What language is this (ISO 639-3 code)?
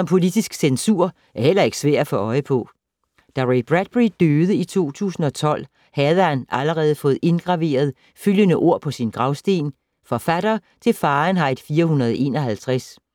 dan